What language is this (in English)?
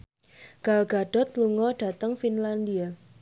Javanese